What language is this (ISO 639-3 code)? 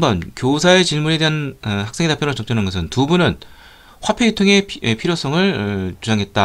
kor